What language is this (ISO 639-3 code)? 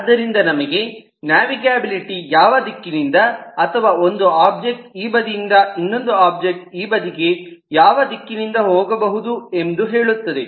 kan